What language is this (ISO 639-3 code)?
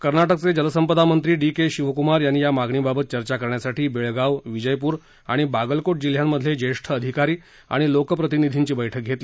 mar